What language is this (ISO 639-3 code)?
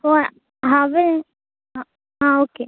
kok